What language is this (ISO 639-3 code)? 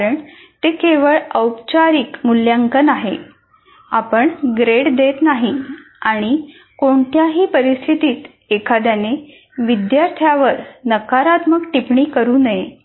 mar